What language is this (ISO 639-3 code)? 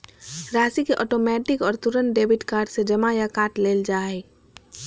mag